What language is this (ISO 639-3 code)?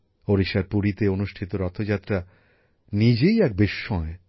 ben